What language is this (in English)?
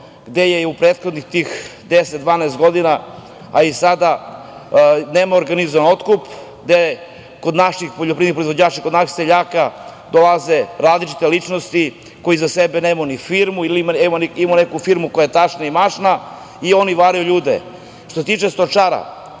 Serbian